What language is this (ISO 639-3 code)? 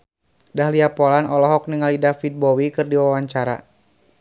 sun